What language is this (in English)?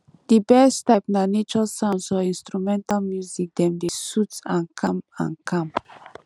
Nigerian Pidgin